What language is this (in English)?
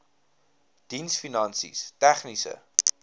Afrikaans